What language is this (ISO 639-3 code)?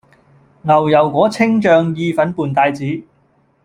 yue